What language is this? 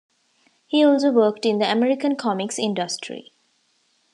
English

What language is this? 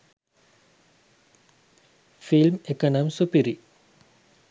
Sinhala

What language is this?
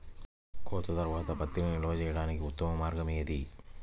Telugu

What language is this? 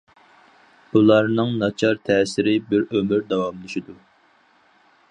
Uyghur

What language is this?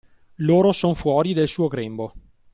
Italian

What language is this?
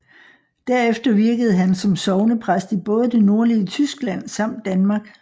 Danish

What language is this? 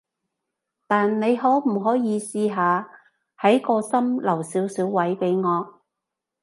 Cantonese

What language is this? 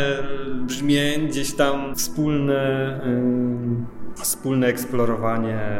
Polish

